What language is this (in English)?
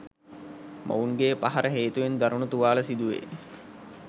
Sinhala